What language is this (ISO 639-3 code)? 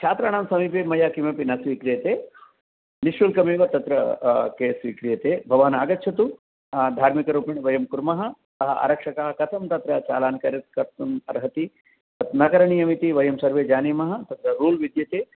san